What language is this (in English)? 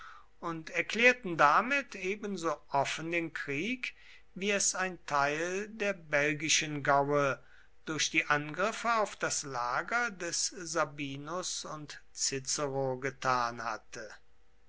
German